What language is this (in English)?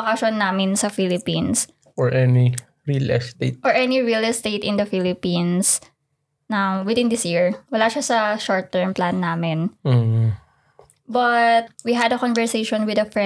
Filipino